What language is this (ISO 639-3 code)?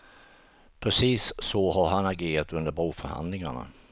swe